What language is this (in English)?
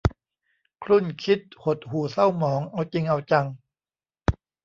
Thai